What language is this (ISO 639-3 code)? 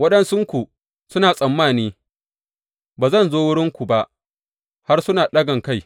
hau